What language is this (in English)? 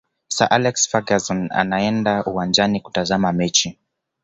Swahili